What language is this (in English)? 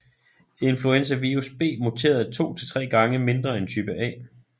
Danish